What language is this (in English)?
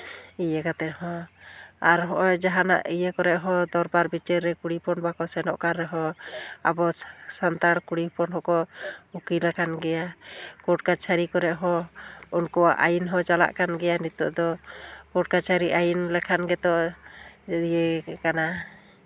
Santali